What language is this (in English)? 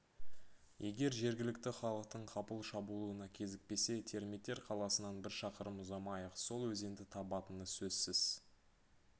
Kazakh